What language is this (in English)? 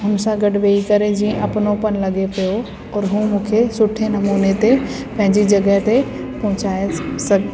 Sindhi